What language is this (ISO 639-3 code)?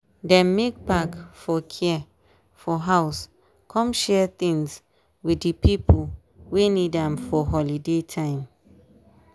pcm